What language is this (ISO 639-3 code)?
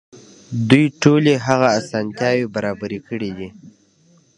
pus